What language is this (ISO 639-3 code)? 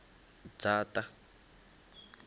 ven